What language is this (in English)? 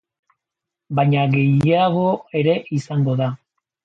Basque